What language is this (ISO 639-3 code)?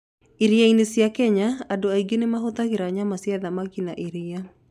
kik